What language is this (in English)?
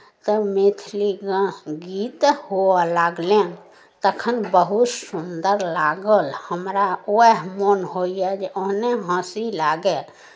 Maithili